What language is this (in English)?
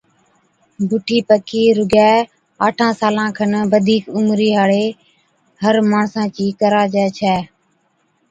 Od